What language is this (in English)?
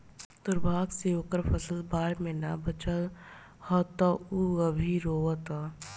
Bhojpuri